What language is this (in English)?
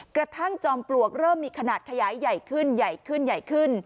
Thai